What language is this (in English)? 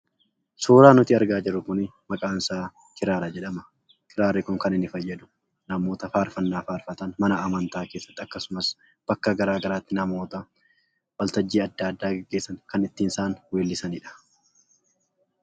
Oromo